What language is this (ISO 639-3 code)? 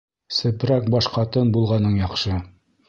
bak